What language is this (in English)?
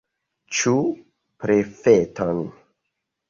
Esperanto